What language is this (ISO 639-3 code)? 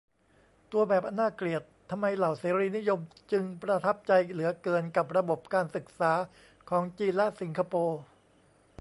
tha